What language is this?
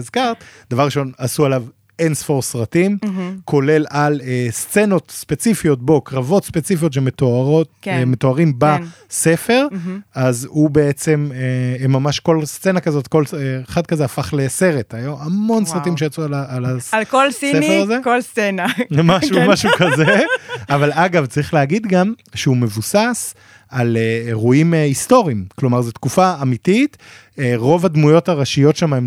Hebrew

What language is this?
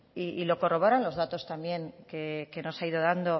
Spanish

